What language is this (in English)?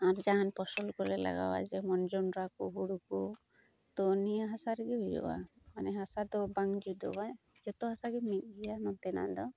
Santali